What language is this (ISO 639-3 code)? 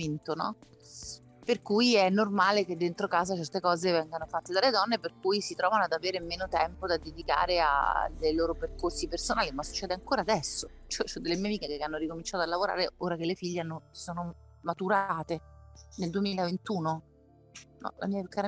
ita